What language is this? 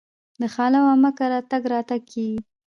Pashto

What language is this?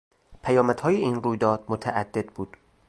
Persian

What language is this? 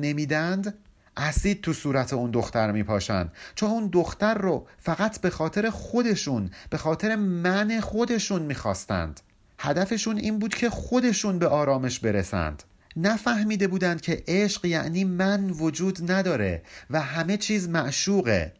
Persian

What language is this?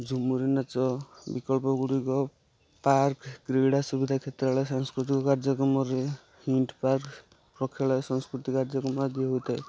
Odia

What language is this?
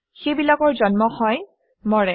Assamese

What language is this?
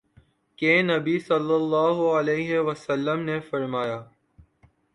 Urdu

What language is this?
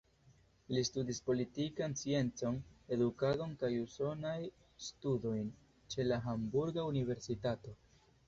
Esperanto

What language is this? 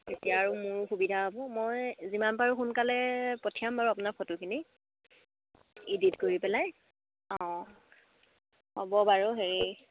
Assamese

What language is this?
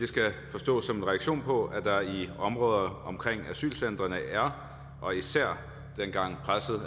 Danish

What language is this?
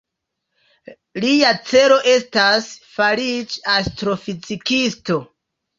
Esperanto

